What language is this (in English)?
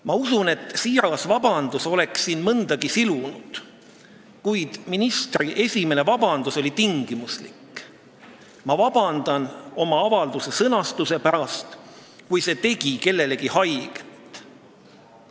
Estonian